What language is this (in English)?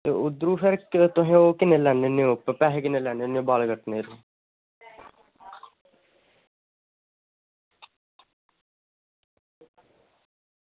Dogri